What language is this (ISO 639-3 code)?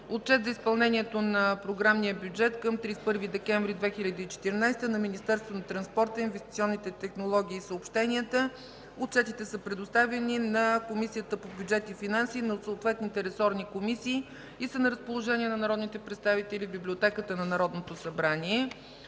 bul